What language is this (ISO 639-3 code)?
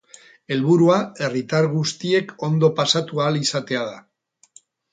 eus